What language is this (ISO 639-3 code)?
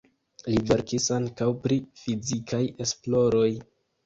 epo